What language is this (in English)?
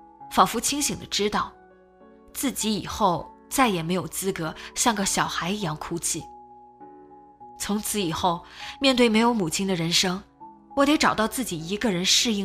Chinese